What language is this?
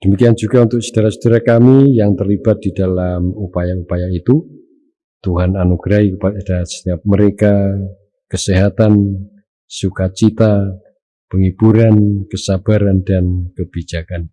Indonesian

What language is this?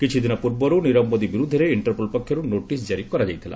Odia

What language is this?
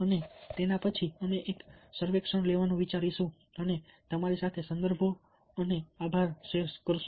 Gujarati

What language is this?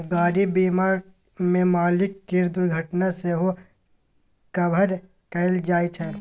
Maithili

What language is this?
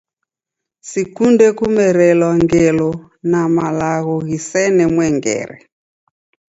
Taita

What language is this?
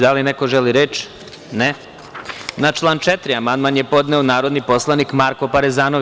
Serbian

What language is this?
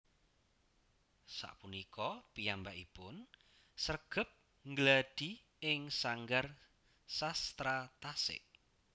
Javanese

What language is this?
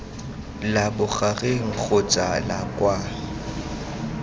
Tswana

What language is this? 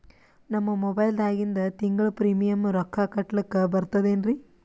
Kannada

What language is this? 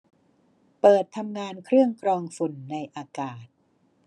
Thai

